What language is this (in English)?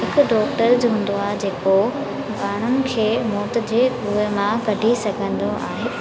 Sindhi